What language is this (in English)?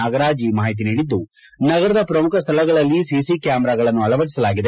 Kannada